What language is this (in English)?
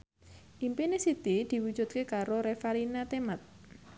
Javanese